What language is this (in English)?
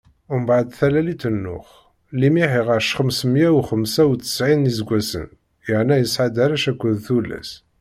Kabyle